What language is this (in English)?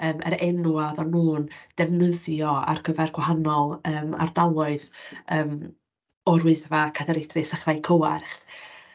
Welsh